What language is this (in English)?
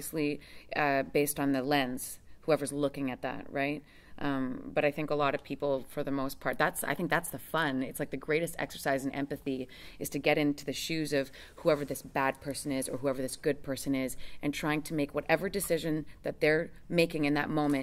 English